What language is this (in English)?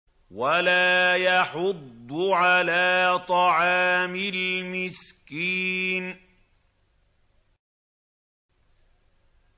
Arabic